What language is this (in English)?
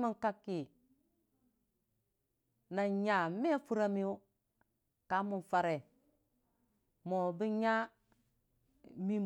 Dijim-Bwilim